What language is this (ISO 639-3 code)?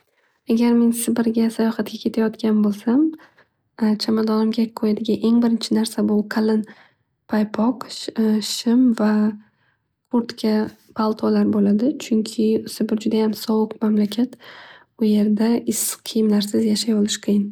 uzb